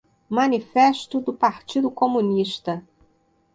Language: Portuguese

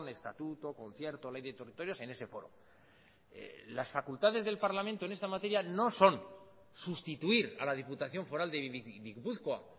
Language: Spanish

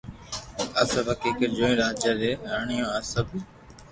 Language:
Loarki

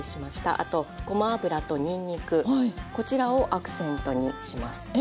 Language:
Japanese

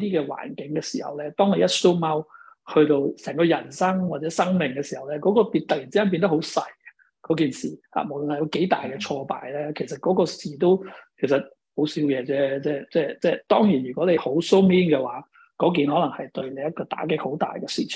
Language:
Chinese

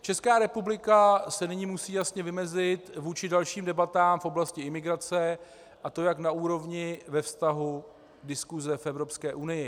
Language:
Czech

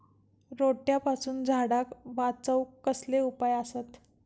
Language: Marathi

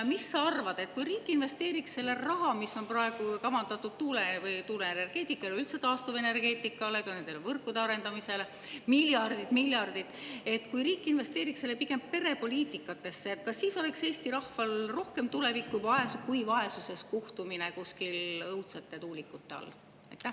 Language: Estonian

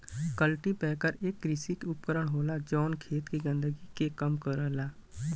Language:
Bhojpuri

